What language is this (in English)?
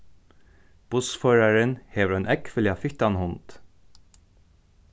Faroese